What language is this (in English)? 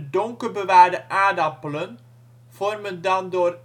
Dutch